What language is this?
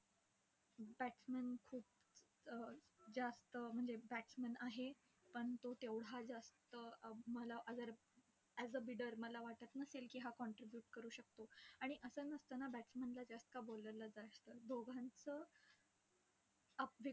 Marathi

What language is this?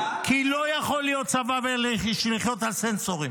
Hebrew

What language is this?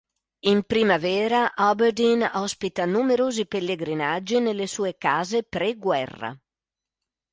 Italian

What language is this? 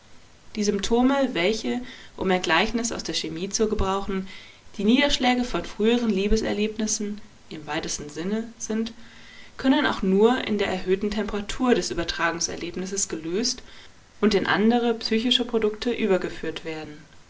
German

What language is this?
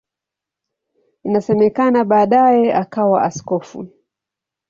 Swahili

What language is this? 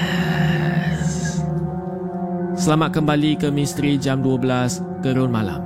Malay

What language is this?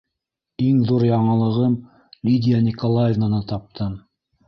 Bashkir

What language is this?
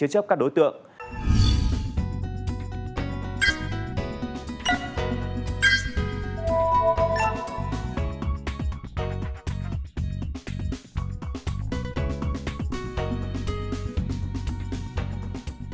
Vietnamese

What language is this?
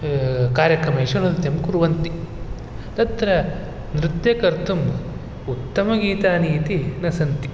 Sanskrit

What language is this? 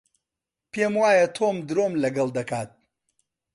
Central Kurdish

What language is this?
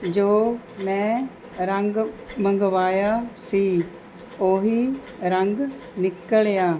Punjabi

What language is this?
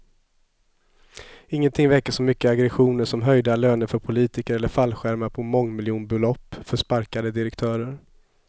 Swedish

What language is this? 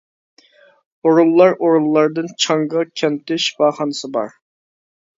Uyghur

